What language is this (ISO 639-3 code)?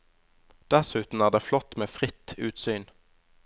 nor